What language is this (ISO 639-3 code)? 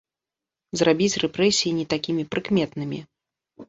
bel